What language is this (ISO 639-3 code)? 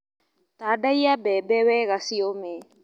kik